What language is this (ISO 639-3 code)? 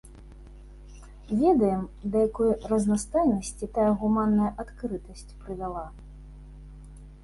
bel